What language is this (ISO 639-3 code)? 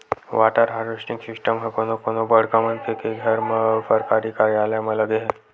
hne